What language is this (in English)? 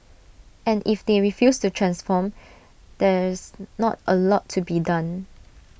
English